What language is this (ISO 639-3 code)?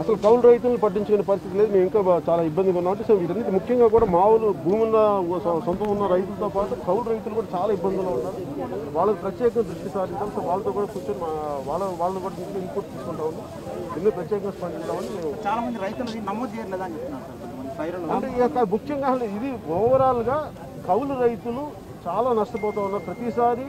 tel